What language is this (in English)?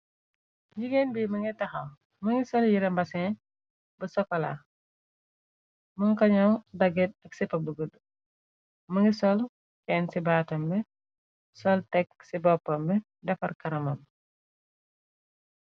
Wolof